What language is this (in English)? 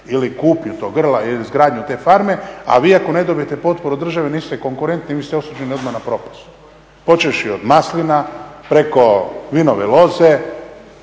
Croatian